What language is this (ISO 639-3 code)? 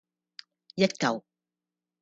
yue